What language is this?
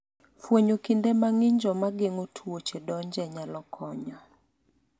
Luo (Kenya and Tanzania)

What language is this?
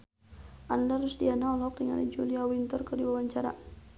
Sundanese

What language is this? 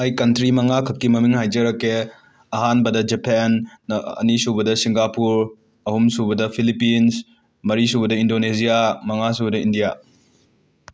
Manipuri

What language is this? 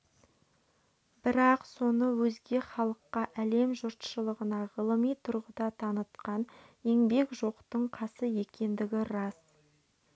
Kazakh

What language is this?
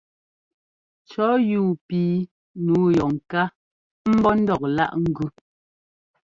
Ngomba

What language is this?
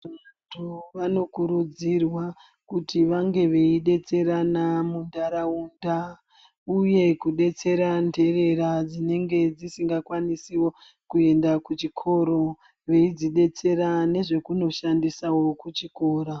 Ndau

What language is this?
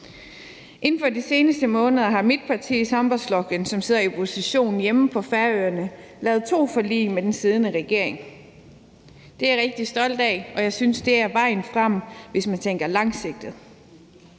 Danish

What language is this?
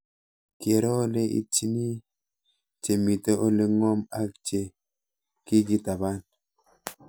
Kalenjin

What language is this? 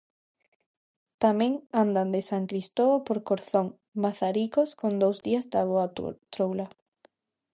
Galician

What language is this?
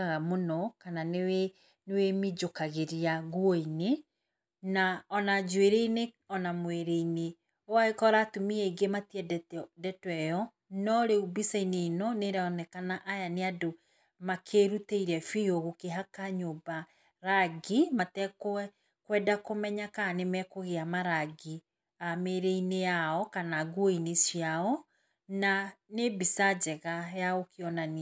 Kikuyu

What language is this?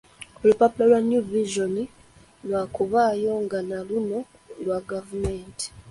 Ganda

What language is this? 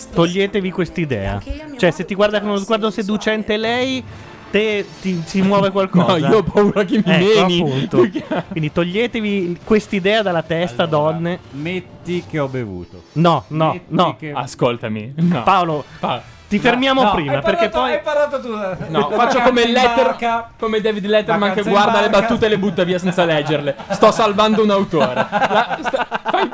Italian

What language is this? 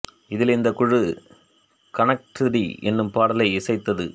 Tamil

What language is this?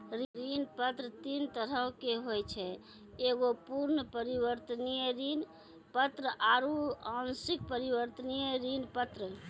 Maithili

